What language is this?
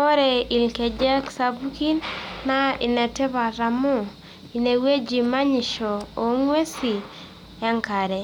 Masai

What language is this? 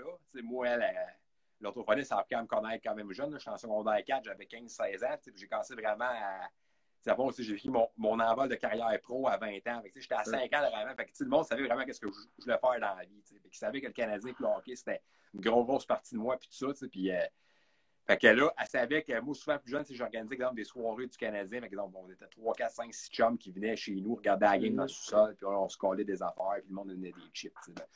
French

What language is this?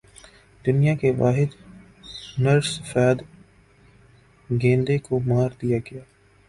Urdu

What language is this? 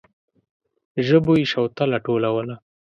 Pashto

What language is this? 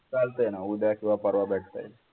Marathi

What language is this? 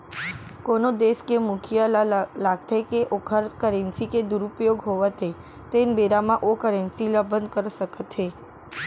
Chhattisgarhi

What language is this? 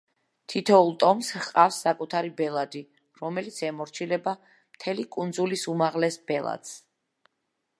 Georgian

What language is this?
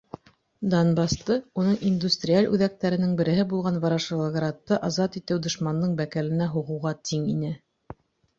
Bashkir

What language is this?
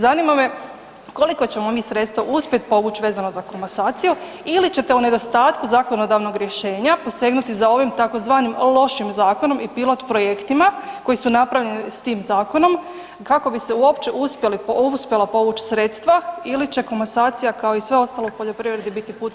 Croatian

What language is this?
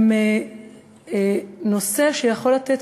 Hebrew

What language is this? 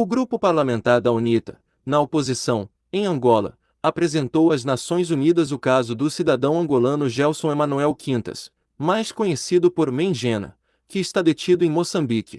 Portuguese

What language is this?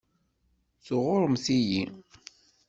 Kabyle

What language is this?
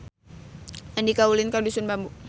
Sundanese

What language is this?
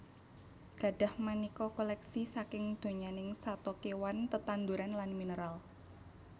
Javanese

